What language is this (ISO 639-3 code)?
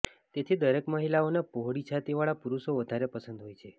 guj